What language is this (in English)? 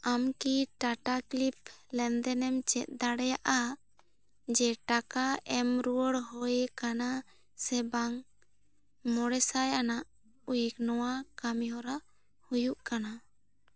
Santali